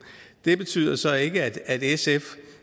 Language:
Danish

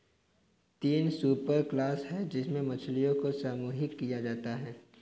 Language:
Hindi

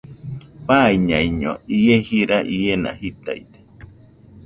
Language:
Nüpode Huitoto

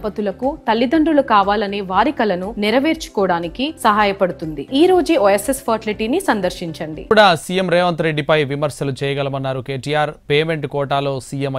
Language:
Telugu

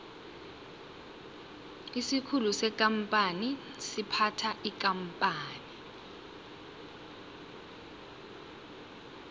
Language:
South Ndebele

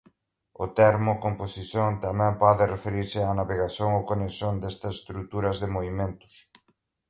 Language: Galician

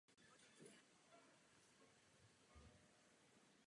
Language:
Czech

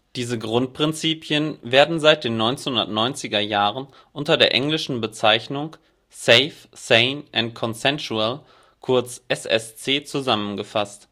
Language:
German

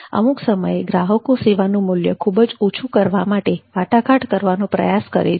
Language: Gujarati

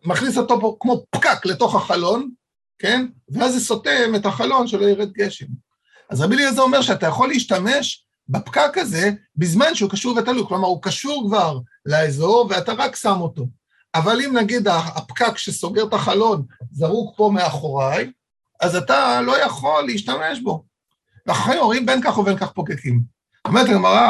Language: Hebrew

